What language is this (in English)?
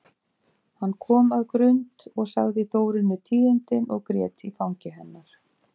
Icelandic